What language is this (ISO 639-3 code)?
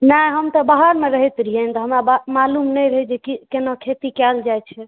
mai